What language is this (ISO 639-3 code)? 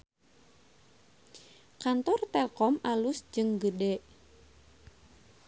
sun